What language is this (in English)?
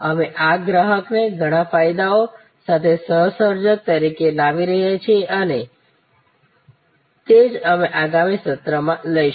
Gujarati